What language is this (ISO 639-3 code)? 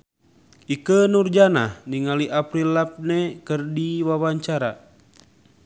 sun